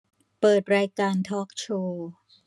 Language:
Thai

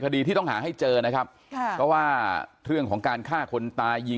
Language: Thai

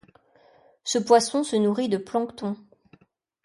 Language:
French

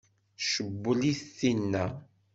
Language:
Kabyle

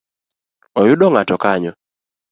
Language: Luo (Kenya and Tanzania)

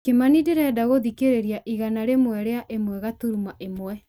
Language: Kikuyu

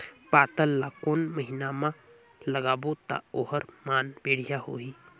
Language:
Chhattisgarhi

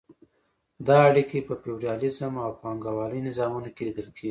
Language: Pashto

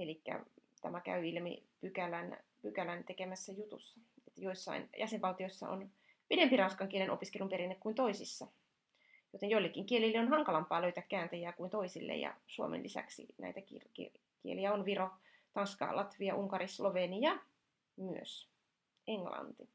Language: Finnish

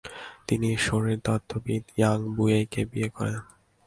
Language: Bangla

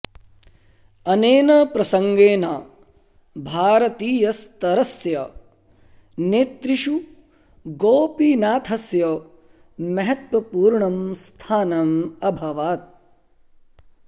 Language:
Sanskrit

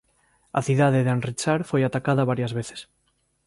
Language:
Galician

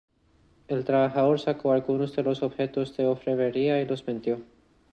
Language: Spanish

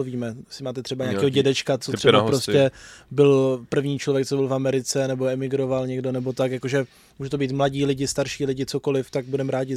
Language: Czech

